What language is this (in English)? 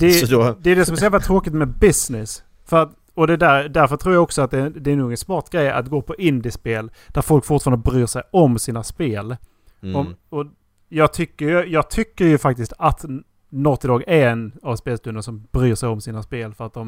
Swedish